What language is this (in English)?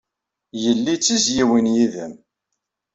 Kabyle